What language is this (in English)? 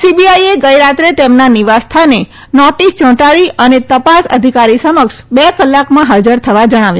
Gujarati